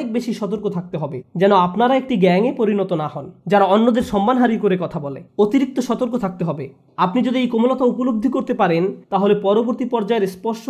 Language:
Bangla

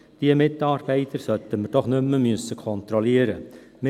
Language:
Swiss German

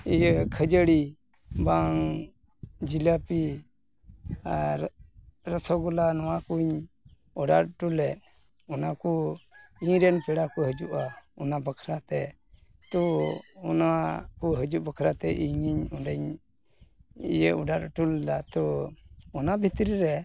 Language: Santali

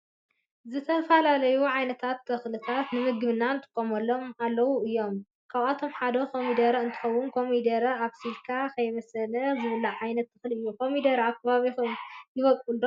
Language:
Tigrinya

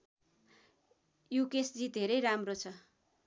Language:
Nepali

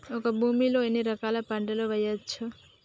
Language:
Telugu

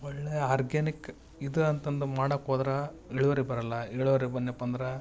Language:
Kannada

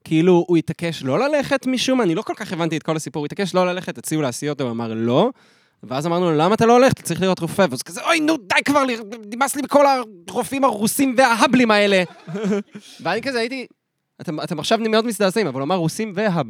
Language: Hebrew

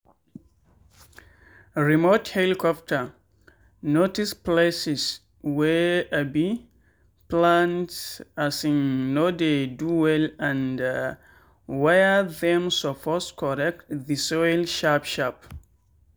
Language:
Nigerian Pidgin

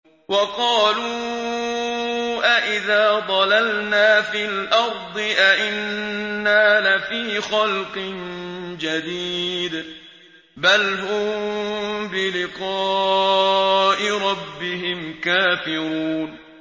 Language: Arabic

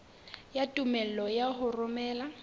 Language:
Southern Sotho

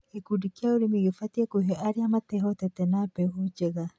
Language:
Kikuyu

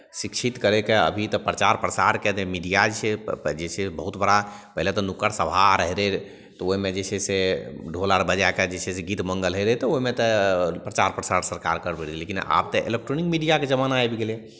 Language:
Maithili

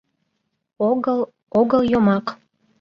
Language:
Mari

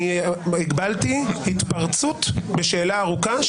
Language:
Hebrew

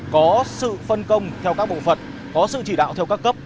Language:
Vietnamese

